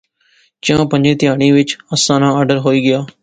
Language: Pahari-Potwari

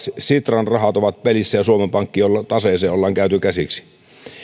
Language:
Finnish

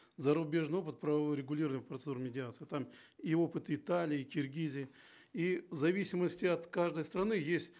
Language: Kazakh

